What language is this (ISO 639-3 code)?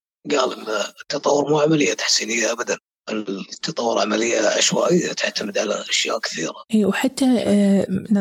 ara